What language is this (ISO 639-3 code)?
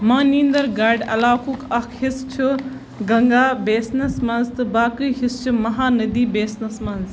kas